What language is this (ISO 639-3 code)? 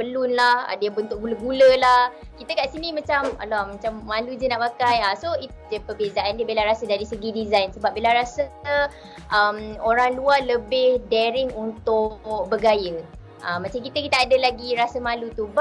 msa